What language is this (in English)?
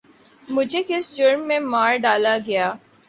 Urdu